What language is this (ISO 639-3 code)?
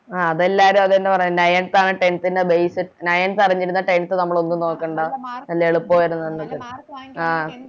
mal